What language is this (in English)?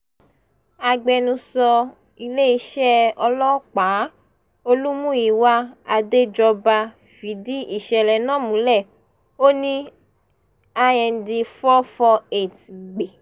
Yoruba